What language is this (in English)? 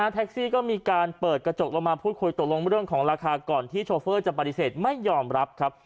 Thai